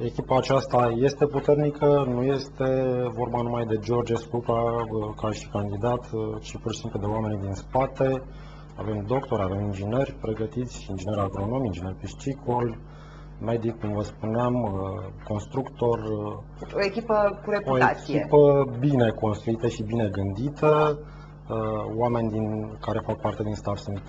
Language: Romanian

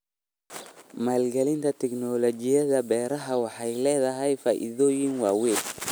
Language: Somali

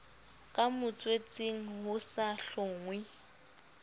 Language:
Southern Sotho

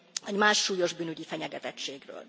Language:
Hungarian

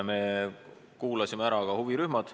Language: Estonian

